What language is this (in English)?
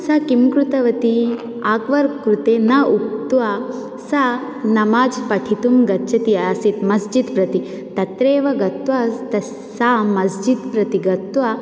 Sanskrit